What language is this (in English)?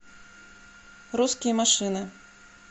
Russian